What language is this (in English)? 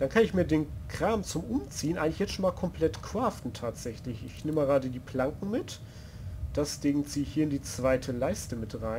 German